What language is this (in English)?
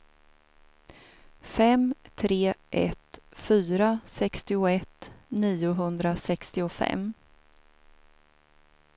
Swedish